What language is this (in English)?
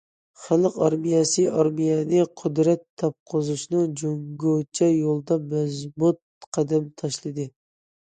Uyghur